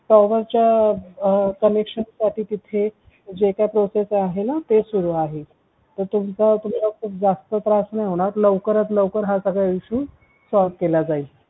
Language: Marathi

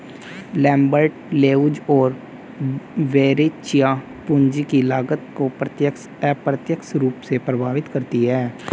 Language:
Hindi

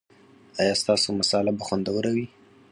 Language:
Pashto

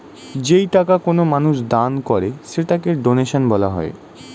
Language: Bangla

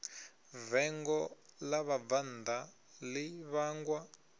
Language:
Venda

